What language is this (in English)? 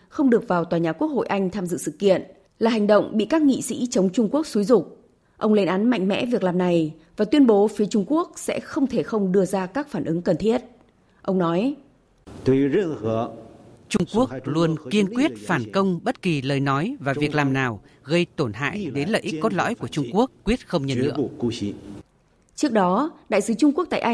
Vietnamese